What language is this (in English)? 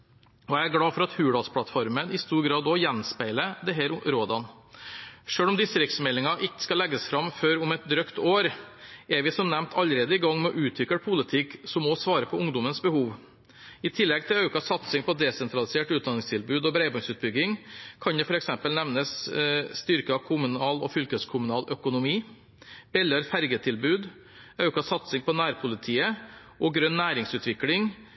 Norwegian Bokmål